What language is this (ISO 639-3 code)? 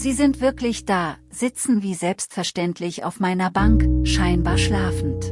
deu